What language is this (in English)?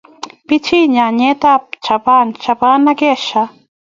Kalenjin